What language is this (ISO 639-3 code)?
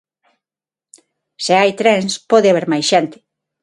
glg